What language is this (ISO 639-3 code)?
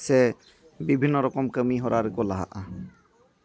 sat